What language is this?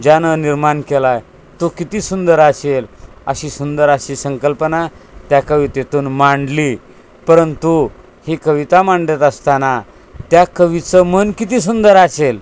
Marathi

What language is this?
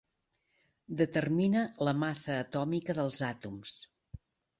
Catalan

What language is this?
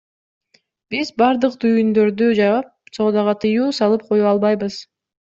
Kyrgyz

